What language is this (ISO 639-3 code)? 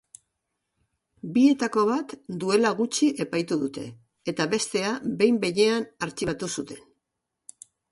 eus